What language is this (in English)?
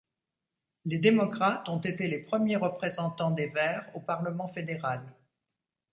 French